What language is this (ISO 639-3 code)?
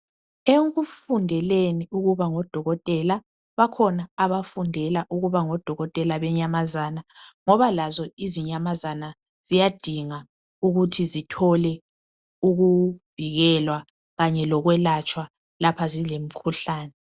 nde